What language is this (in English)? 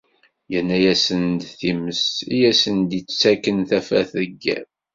Kabyle